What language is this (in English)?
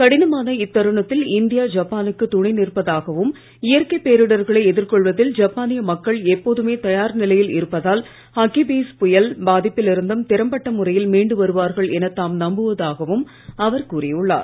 Tamil